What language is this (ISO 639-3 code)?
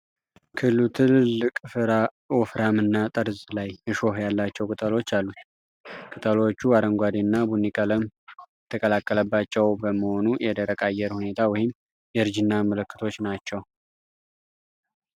amh